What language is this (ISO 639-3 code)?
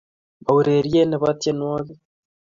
kln